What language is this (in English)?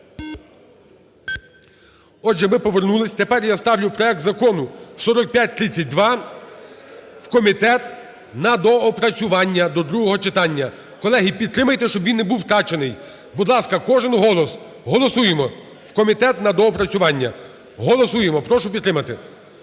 Ukrainian